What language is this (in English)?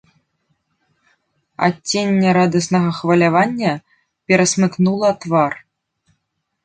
Belarusian